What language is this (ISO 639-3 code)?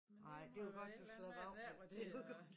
dan